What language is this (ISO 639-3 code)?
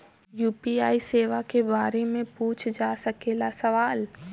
bho